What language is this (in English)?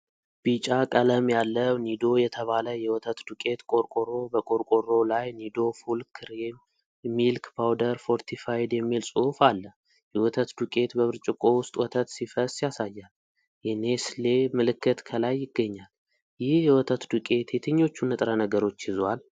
Amharic